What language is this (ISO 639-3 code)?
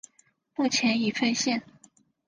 zho